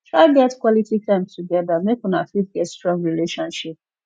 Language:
Nigerian Pidgin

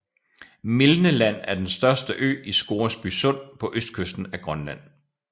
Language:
Danish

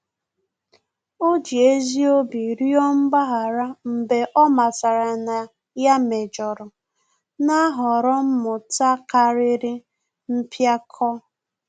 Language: Igbo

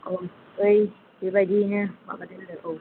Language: Bodo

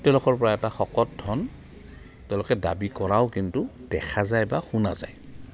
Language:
Assamese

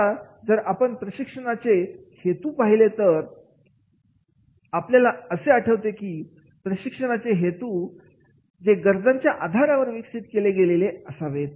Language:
Marathi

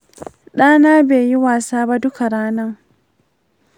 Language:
Hausa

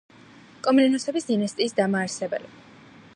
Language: Georgian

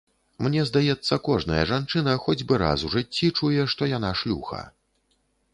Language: Belarusian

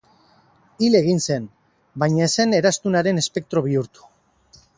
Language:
Basque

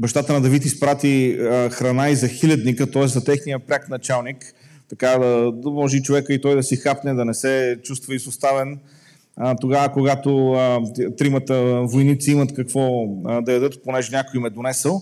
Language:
Bulgarian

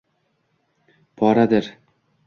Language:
Uzbek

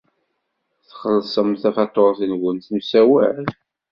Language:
Kabyle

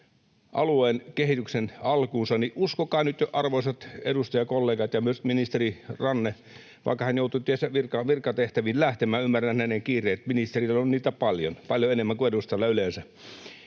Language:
Finnish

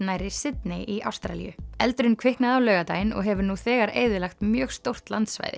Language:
Icelandic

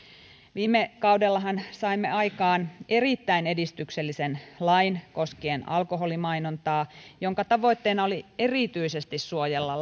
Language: Finnish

